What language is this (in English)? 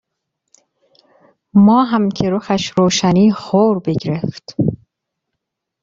Persian